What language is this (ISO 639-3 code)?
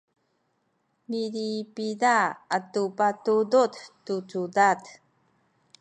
szy